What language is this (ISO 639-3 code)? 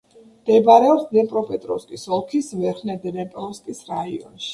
kat